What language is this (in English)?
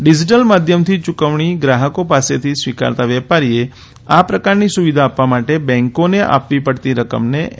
Gujarati